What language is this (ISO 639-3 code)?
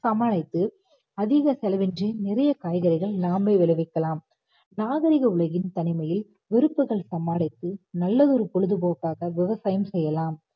tam